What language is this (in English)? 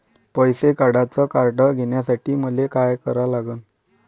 Marathi